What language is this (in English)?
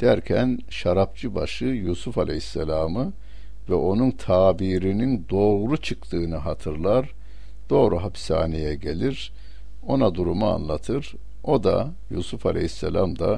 Turkish